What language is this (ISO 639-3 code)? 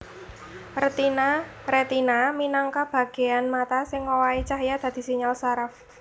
jav